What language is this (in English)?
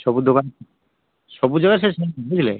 Odia